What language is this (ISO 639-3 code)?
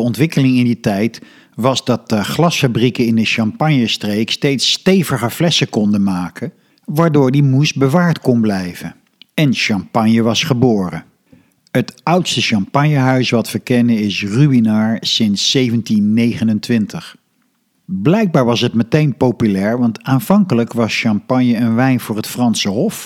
nld